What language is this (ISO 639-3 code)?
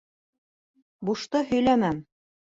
bak